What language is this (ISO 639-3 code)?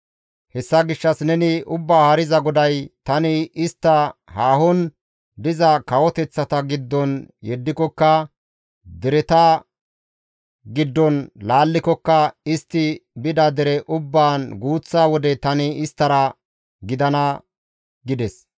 gmv